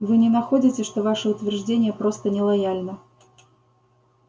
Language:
Russian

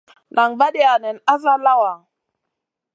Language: Masana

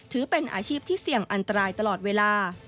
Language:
Thai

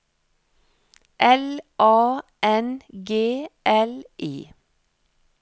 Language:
Norwegian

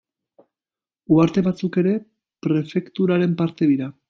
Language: Basque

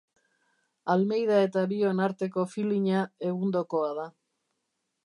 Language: Basque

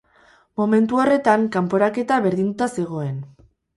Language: Basque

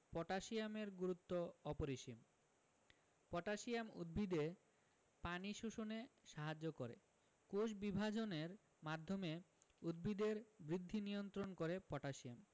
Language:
Bangla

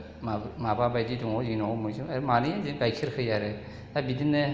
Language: Bodo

